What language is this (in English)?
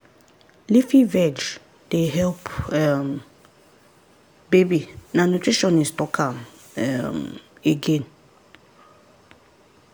Nigerian Pidgin